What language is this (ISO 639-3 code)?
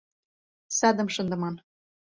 chm